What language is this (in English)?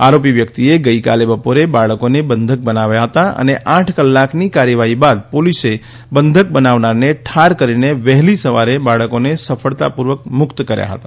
Gujarati